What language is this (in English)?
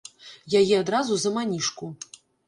Belarusian